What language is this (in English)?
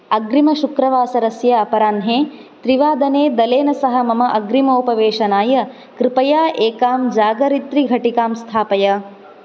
Sanskrit